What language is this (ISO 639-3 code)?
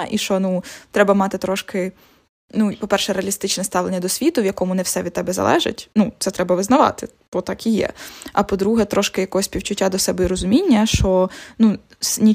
ukr